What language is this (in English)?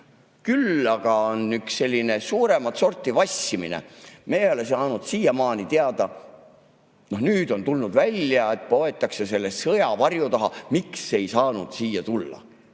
Estonian